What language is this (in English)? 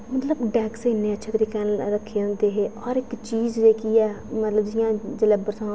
Dogri